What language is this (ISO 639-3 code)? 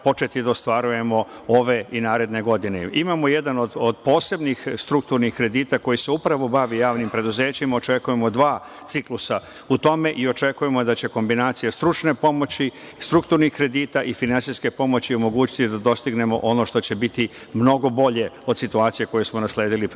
srp